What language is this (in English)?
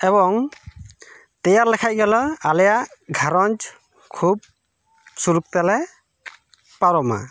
Santali